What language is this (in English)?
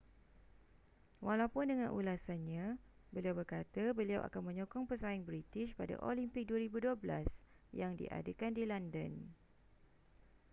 Malay